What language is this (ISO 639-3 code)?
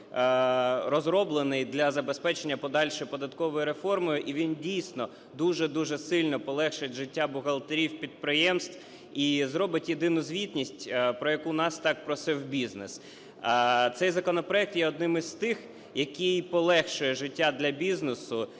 ukr